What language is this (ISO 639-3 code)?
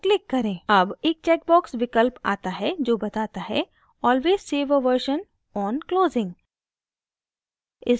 hin